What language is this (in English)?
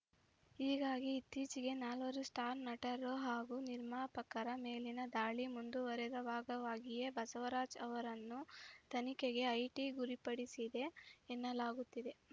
Kannada